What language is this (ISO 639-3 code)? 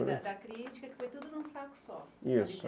por